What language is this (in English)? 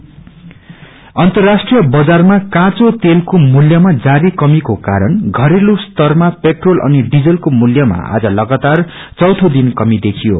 Nepali